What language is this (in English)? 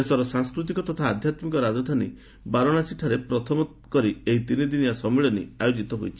Odia